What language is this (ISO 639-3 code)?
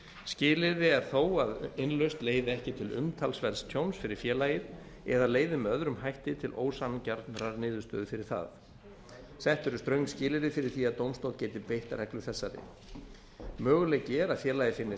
isl